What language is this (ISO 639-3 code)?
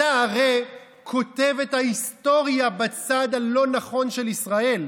heb